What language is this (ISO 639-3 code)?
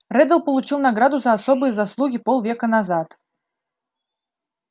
rus